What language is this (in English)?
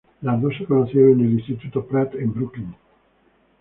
Spanish